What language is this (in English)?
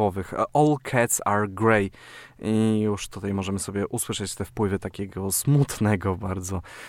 Polish